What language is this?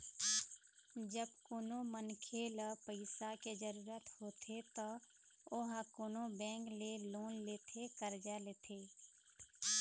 Chhattisgarhi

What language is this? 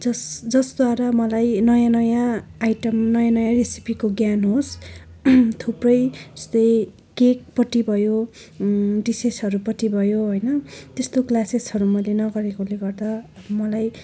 Nepali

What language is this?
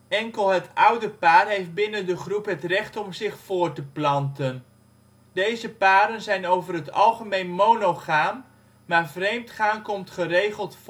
Dutch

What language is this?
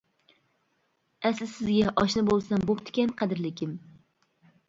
Uyghur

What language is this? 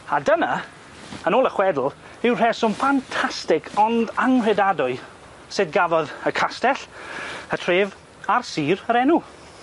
Welsh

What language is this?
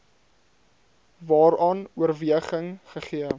Afrikaans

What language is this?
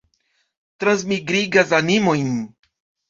Esperanto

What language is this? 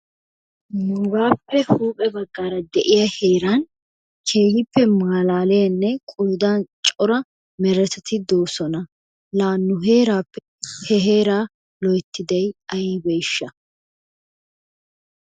Wolaytta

